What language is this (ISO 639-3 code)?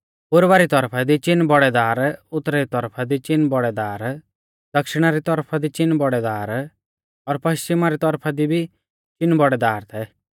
bfz